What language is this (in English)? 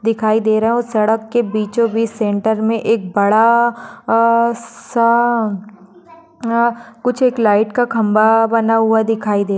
Magahi